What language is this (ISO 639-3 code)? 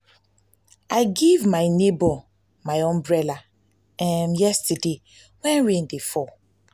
pcm